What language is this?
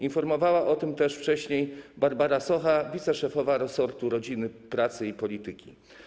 Polish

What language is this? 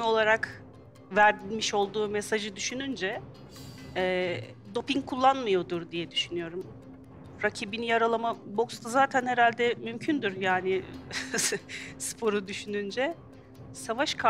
Turkish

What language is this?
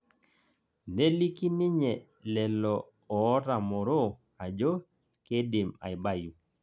Masai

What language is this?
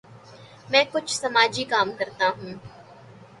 Urdu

